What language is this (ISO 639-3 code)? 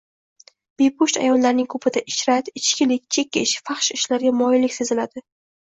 uzb